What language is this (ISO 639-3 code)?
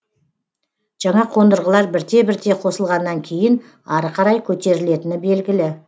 kaz